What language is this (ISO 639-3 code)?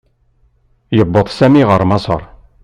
kab